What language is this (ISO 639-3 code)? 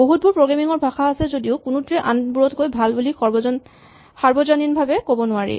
asm